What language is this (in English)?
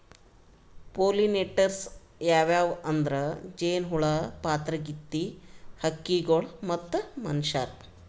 Kannada